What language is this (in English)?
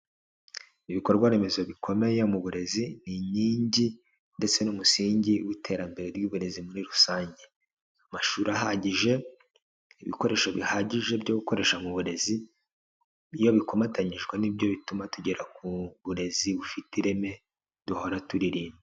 Kinyarwanda